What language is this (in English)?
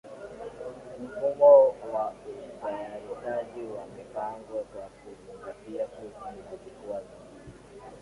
Swahili